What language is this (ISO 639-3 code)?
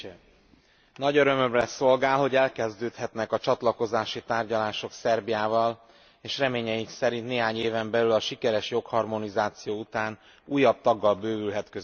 hun